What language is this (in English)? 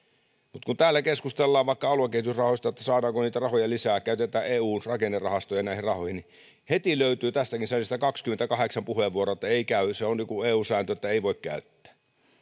Finnish